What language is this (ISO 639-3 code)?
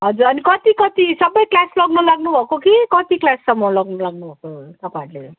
nep